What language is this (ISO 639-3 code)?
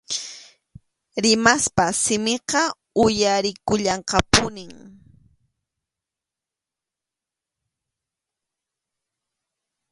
qxu